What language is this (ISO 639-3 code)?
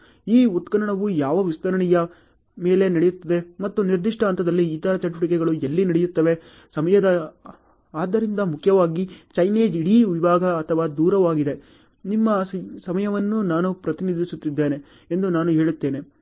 kan